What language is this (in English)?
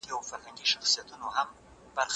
Pashto